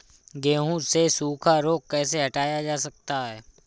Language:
Hindi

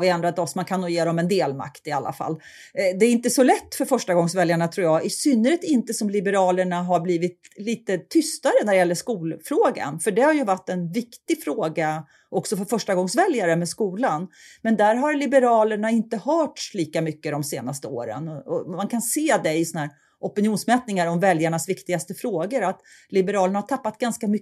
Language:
Swedish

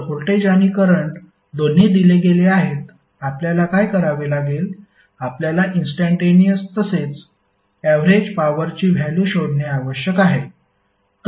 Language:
Marathi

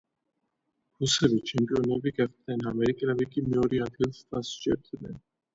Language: Georgian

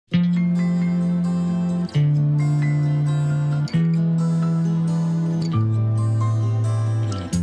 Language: Russian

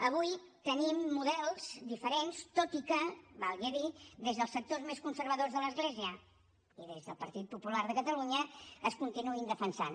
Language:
Catalan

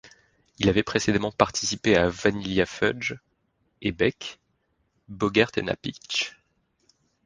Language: French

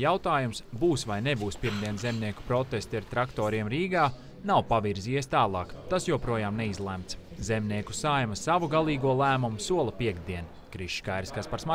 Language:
Latvian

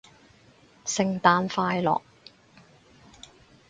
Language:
Cantonese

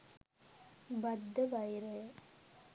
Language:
Sinhala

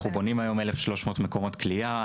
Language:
Hebrew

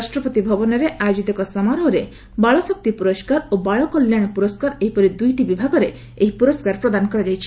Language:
Odia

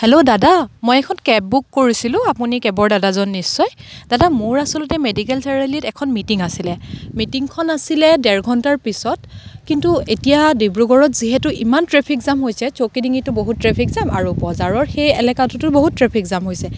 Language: Assamese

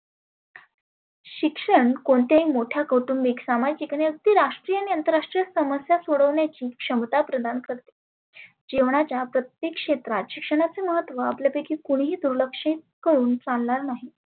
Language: Marathi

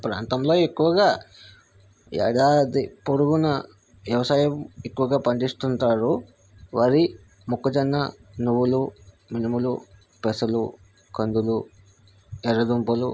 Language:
Telugu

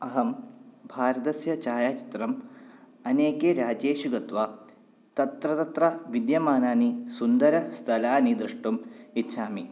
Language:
Sanskrit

